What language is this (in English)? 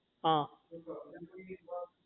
Gujarati